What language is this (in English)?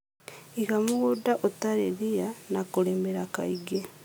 Kikuyu